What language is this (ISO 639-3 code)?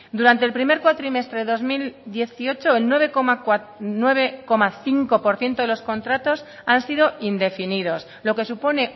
spa